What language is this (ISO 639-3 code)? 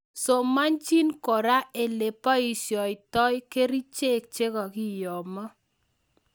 kln